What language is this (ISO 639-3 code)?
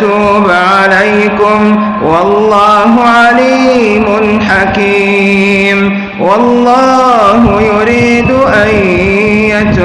ara